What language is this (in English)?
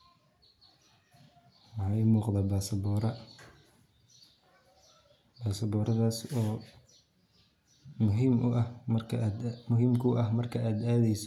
Somali